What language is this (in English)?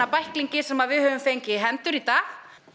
Icelandic